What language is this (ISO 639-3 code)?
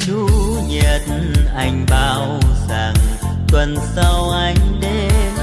vie